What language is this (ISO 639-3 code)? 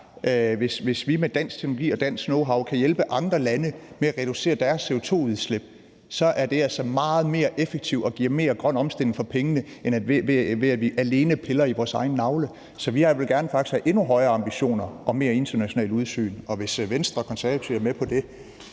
dan